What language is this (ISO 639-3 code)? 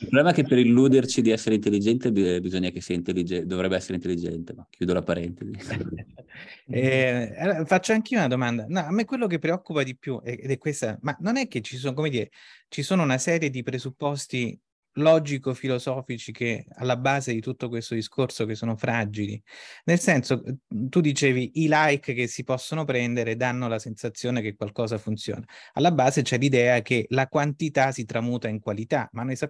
ita